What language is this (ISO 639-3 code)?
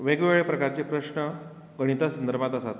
kok